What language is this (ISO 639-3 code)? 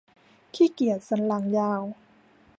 tha